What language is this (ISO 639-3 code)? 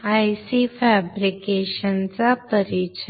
mar